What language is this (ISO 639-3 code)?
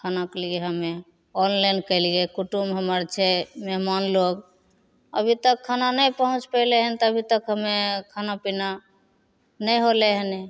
mai